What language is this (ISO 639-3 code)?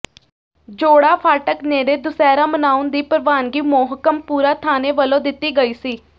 pan